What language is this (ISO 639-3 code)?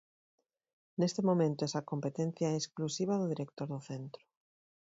glg